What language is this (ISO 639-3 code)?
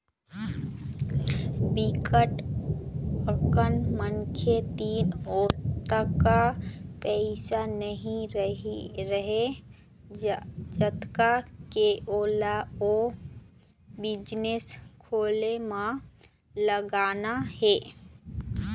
hne